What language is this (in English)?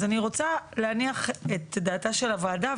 Hebrew